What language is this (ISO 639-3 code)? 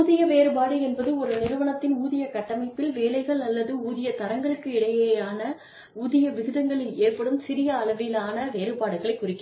tam